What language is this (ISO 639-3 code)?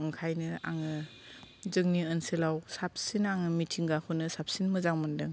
brx